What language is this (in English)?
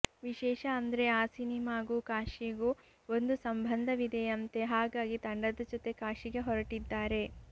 Kannada